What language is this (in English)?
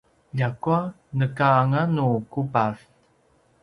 Paiwan